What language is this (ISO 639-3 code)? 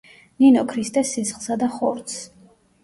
kat